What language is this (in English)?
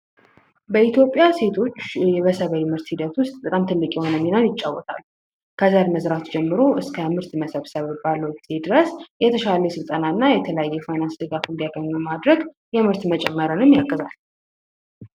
Amharic